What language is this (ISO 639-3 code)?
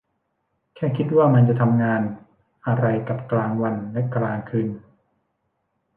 tha